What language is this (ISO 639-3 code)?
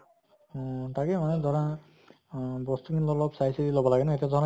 asm